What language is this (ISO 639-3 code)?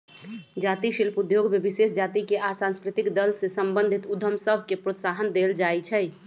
mag